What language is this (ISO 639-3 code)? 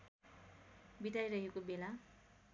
nep